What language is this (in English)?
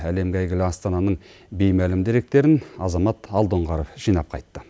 Kazakh